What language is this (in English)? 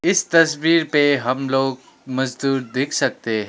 Hindi